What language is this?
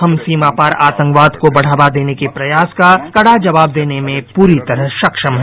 Hindi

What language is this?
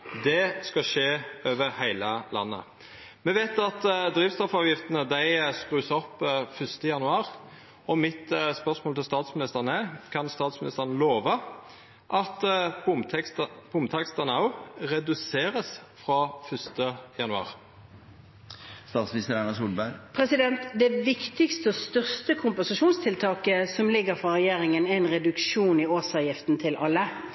Norwegian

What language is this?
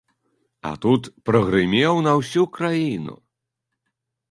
Belarusian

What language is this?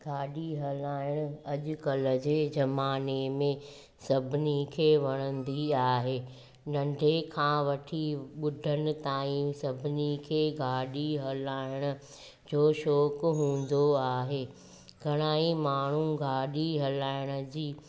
Sindhi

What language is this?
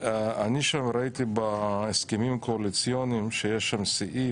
Hebrew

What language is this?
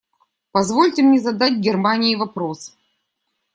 Russian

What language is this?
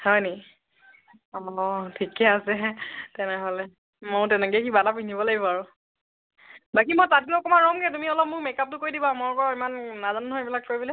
Assamese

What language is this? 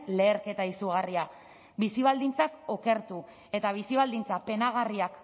Basque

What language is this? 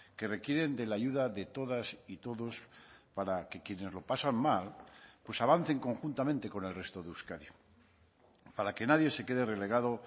Spanish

